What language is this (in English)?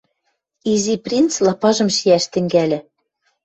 Western Mari